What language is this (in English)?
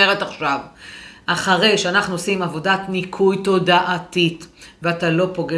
Hebrew